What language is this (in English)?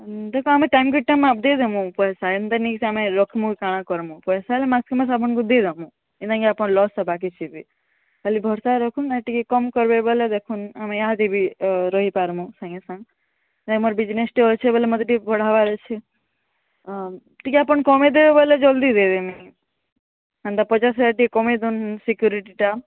Odia